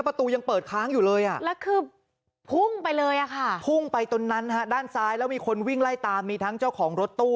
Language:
Thai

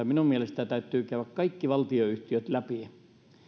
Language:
Finnish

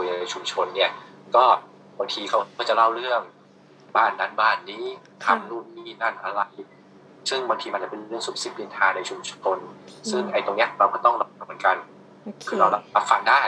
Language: Thai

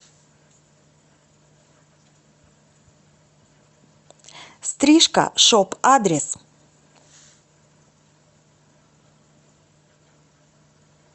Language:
Russian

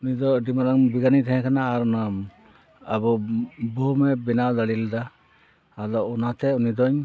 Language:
Santali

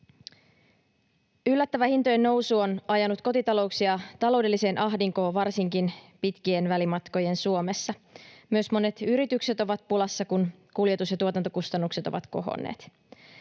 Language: Finnish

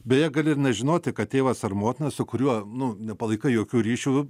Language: Lithuanian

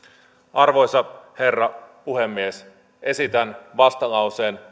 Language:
Finnish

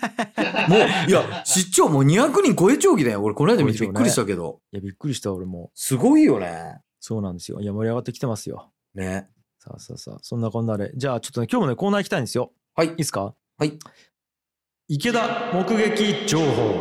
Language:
Japanese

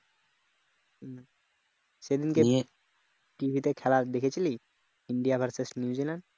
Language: Bangla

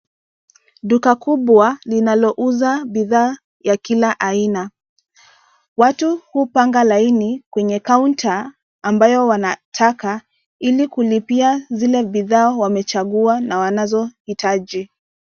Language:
Swahili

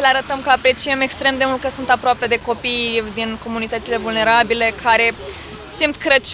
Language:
Romanian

